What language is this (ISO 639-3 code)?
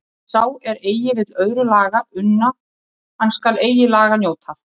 isl